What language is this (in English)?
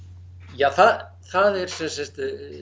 Icelandic